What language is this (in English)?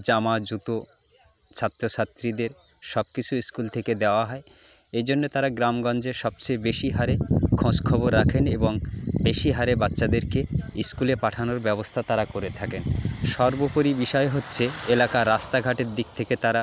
Bangla